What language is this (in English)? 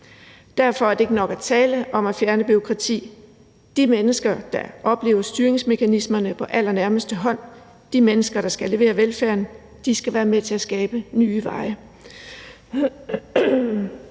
Danish